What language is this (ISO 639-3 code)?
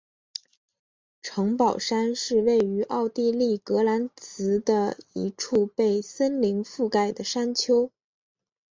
zho